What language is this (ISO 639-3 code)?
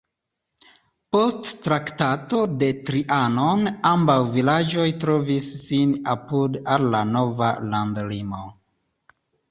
epo